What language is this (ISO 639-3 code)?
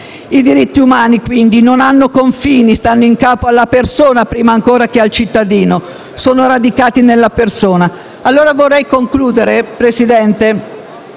ita